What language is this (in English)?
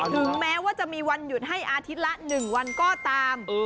Thai